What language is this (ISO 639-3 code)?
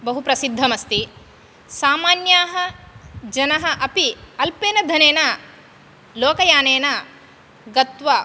san